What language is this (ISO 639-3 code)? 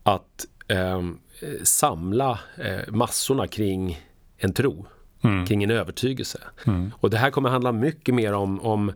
swe